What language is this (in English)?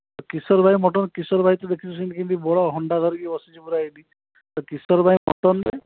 Odia